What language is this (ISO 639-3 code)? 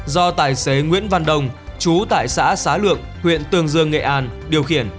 vie